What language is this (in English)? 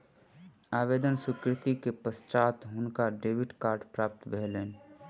Maithili